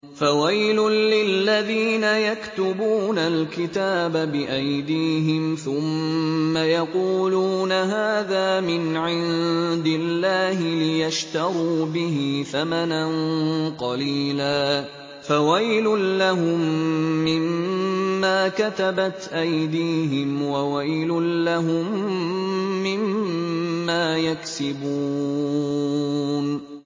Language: Arabic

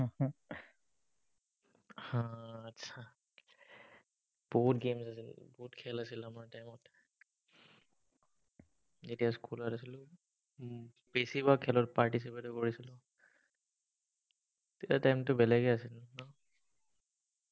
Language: Assamese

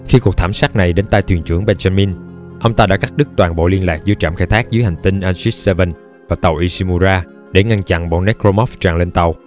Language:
Vietnamese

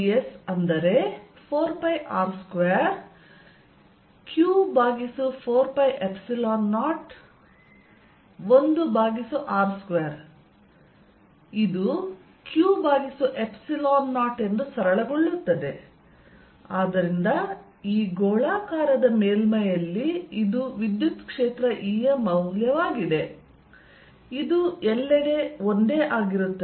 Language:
Kannada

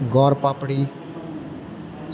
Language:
Gujarati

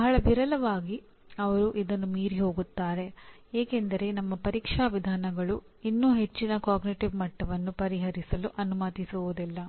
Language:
Kannada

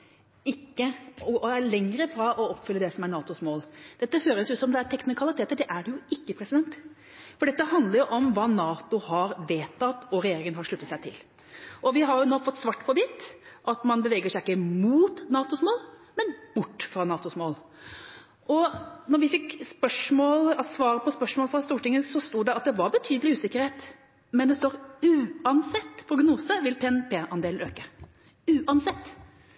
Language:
Norwegian Bokmål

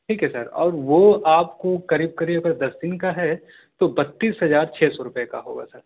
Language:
Urdu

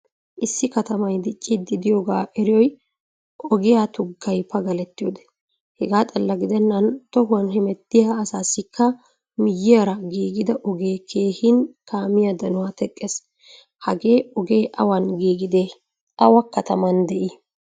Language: Wolaytta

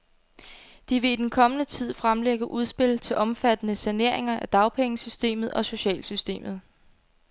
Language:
Danish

